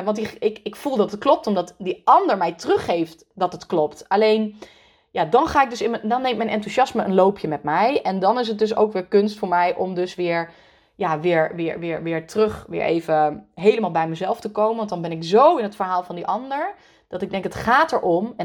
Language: Dutch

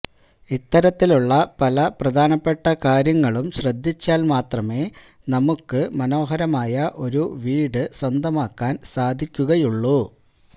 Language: Malayalam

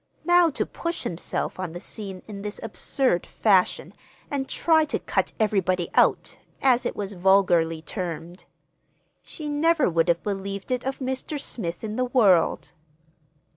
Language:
English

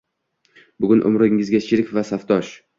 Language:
Uzbek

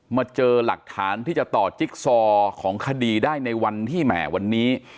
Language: Thai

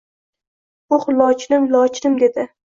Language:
Uzbek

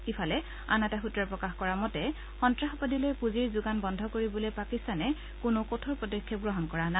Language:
Assamese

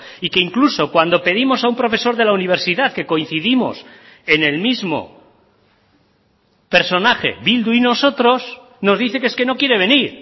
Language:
Spanish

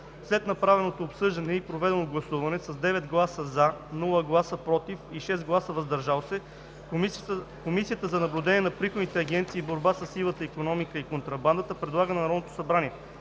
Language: Bulgarian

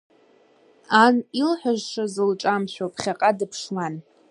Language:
Abkhazian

